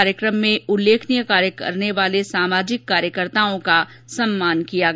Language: Hindi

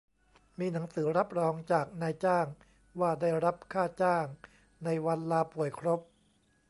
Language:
Thai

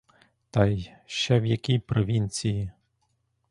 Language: Ukrainian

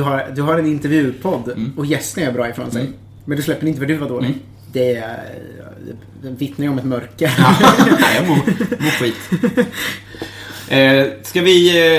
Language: Swedish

